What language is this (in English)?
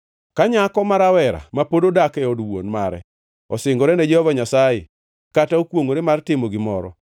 Luo (Kenya and Tanzania)